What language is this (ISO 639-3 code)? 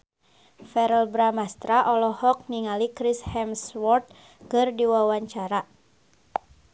sun